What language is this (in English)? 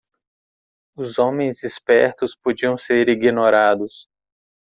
Portuguese